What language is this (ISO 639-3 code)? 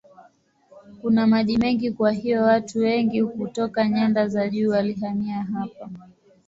swa